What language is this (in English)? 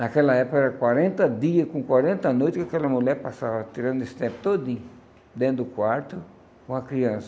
Portuguese